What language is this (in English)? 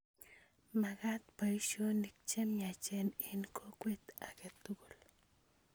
Kalenjin